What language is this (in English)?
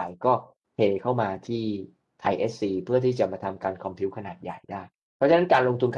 Thai